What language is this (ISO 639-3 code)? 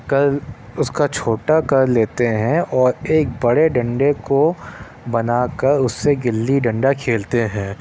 urd